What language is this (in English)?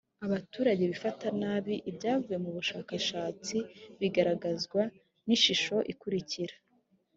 Kinyarwanda